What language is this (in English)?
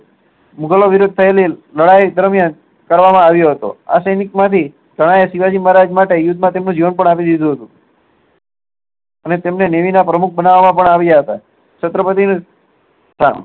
Gujarati